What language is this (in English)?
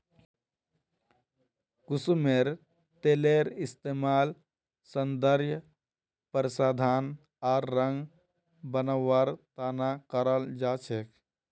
Magahi